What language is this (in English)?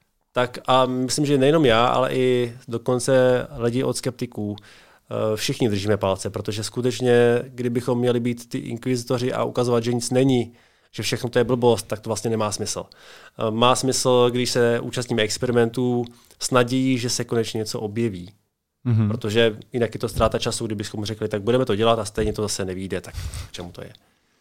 Czech